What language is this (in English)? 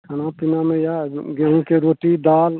Maithili